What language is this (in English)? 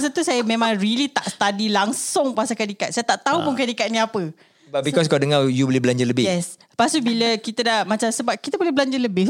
Malay